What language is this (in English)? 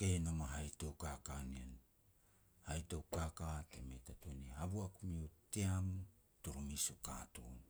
Petats